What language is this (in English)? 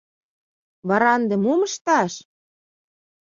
Mari